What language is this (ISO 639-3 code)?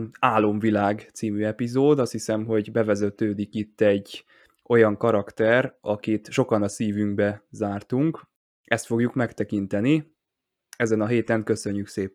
hun